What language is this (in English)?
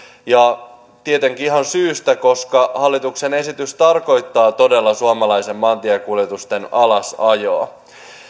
Finnish